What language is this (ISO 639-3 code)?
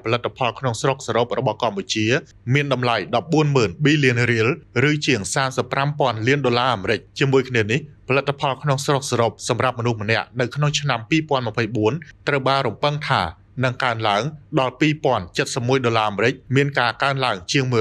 tha